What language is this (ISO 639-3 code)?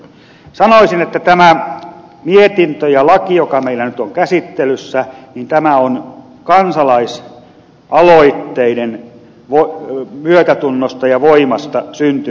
fin